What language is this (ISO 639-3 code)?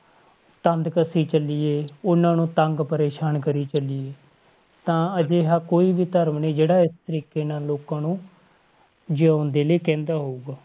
pan